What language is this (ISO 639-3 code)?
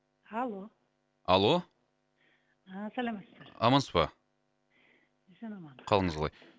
kaz